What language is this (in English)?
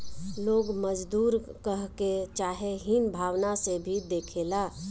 Bhojpuri